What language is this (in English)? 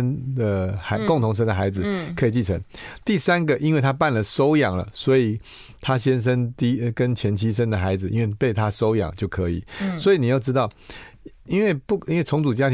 Chinese